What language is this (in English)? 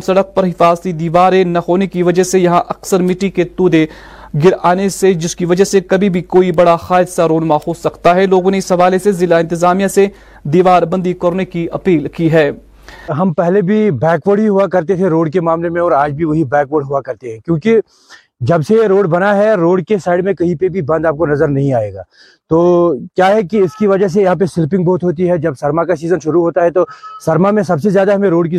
Urdu